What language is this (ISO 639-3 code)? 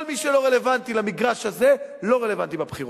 heb